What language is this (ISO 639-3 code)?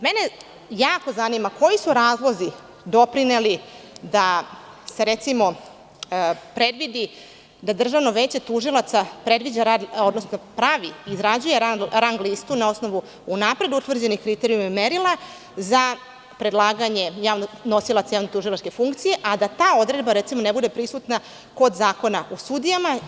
srp